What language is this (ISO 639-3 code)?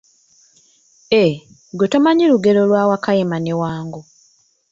lug